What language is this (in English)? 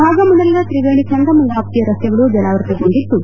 Kannada